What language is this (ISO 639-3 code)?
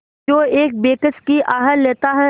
hin